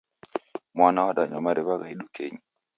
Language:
Taita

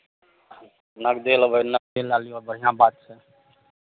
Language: Maithili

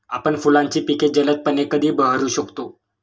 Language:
Marathi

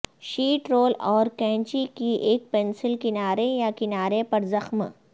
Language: Urdu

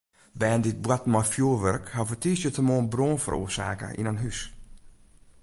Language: Western Frisian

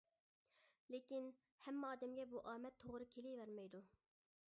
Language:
Uyghur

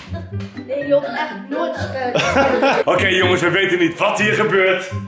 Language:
Dutch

